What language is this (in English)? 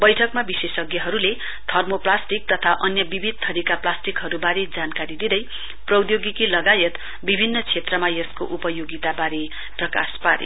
Nepali